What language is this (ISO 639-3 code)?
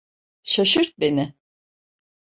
tur